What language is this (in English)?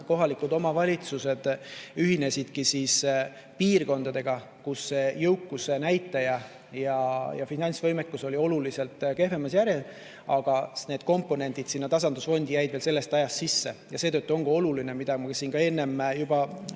Estonian